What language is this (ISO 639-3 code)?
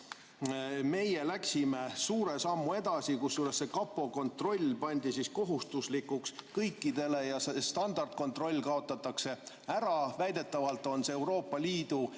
est